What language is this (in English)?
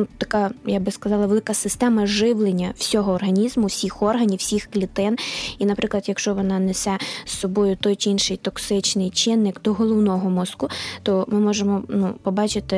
Ukrainian